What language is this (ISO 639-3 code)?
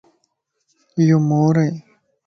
lss